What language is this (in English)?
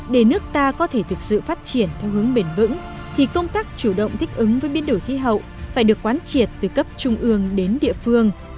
Vietnamese